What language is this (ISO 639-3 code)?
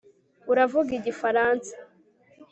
kin